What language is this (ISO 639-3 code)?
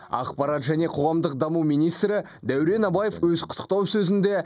kaz